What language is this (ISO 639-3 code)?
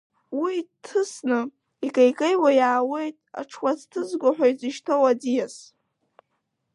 abk